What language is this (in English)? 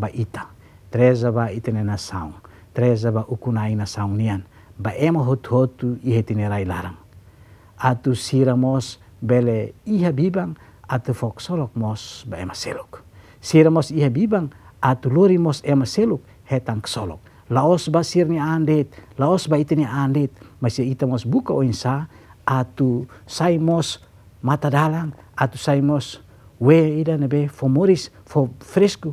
Indonesian